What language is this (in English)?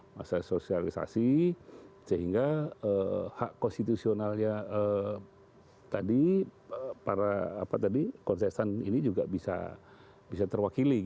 Indonesian